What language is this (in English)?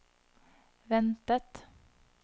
Norwegian